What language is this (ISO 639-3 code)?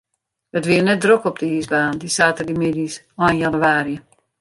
fry